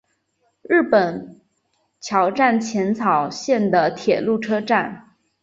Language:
Chinese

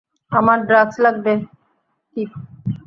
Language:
Bangla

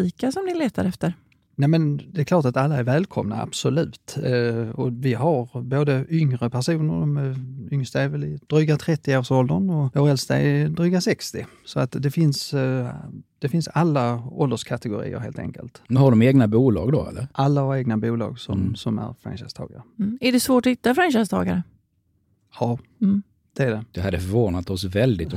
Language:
Swedish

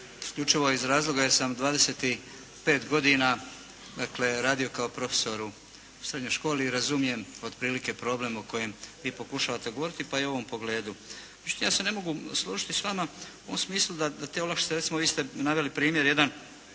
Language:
Croatian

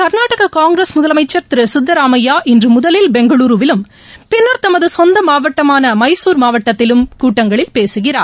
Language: Tamil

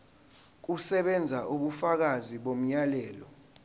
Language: Zulu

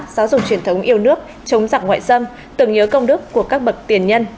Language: Vietnamese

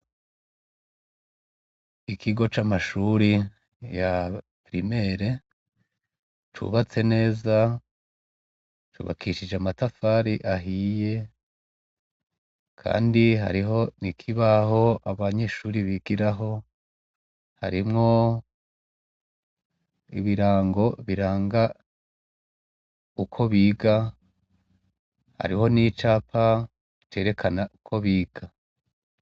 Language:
Rundi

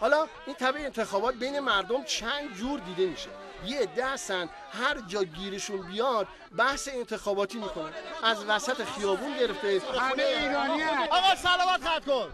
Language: Persian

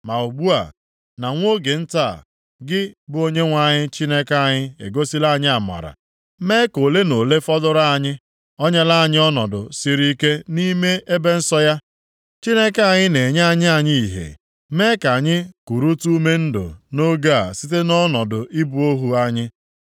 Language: Igbo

